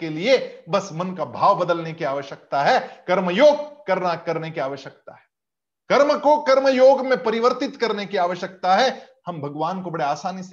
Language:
Hindi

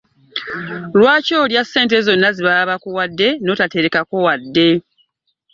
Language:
Ganda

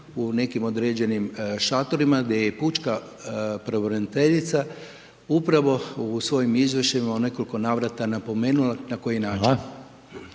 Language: Croatian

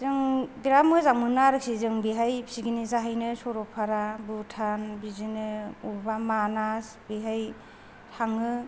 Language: Bodo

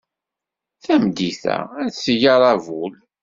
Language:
Kabyle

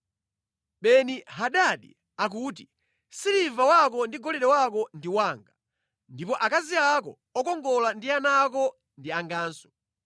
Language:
Nyanja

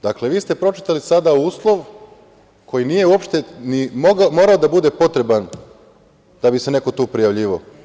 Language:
Serbian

